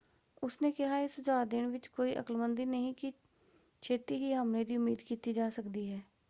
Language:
Punjabi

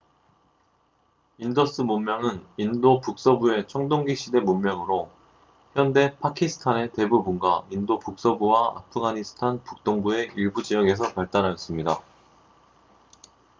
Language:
Korean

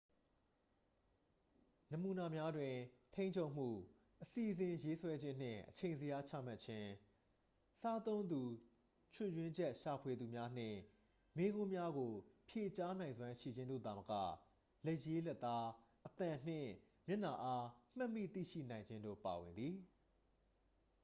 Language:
Burmese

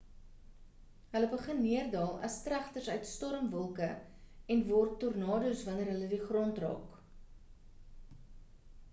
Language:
Afrikaans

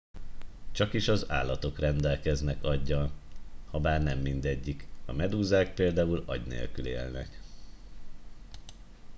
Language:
Hungarian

